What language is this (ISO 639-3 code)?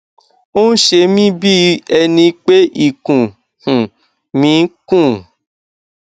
yor